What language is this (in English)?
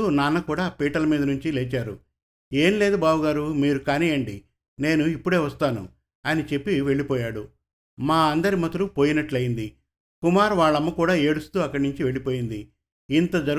Telugu